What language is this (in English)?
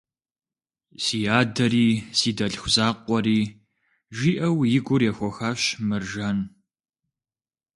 Kabardian